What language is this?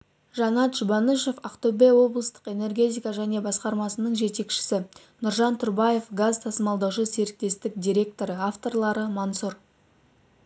Kazakh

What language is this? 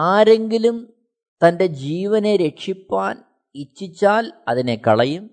Malayalam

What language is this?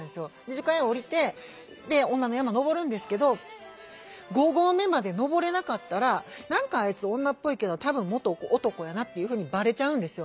Japanese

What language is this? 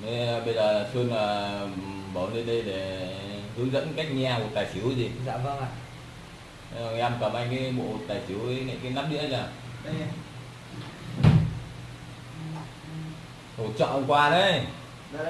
Vietnamese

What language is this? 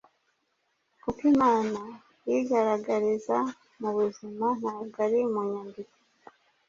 Kinyarwanda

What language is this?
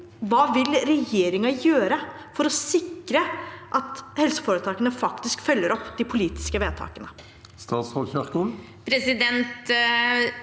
Norwegian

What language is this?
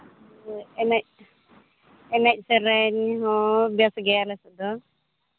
Santali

